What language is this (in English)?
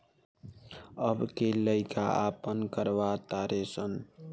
Bhojpuri